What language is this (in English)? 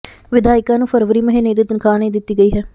Punjabi